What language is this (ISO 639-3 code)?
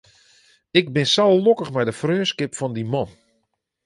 fry